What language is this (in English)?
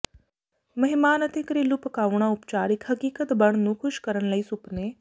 Punjabi